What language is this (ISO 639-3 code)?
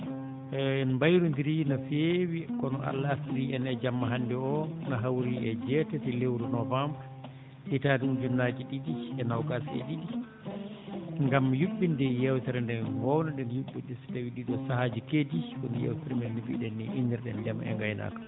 ful